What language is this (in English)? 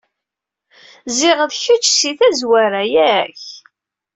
Kabyle